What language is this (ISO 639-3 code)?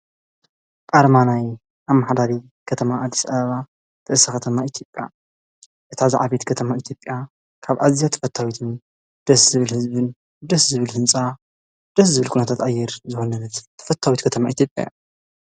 tir